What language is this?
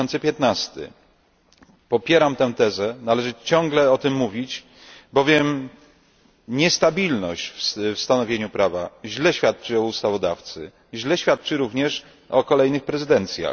Polish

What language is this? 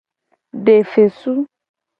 Gen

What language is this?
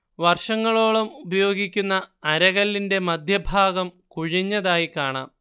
Malayalam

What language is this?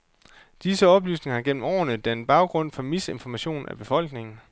Danish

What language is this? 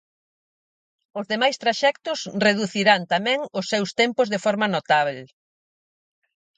Galician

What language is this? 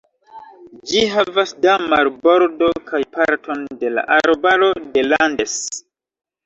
Esperanto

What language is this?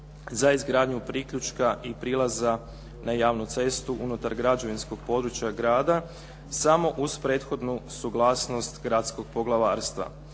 Croatian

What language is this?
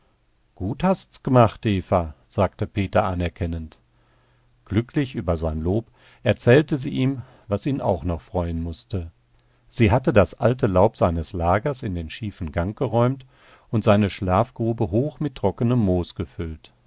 German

